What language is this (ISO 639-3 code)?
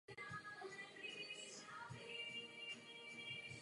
ces